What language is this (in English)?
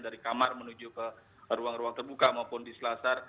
Indonesian